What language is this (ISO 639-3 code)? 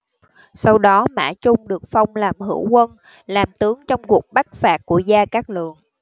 vie